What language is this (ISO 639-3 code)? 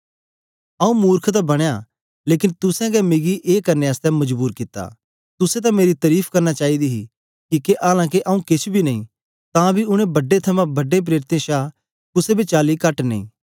doi